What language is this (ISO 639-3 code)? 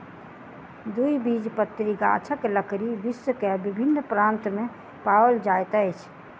mai